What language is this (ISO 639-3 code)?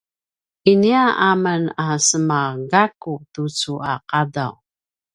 pwn